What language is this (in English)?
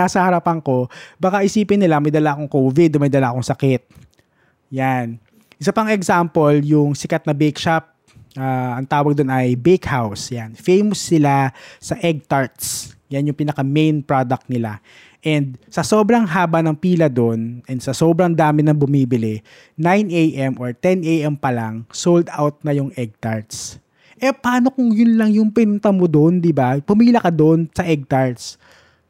Filipino